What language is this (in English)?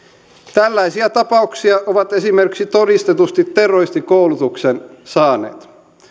Finnish